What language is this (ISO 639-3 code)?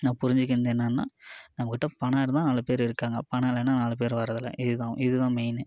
tam